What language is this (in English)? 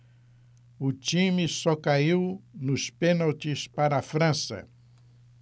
Portuguese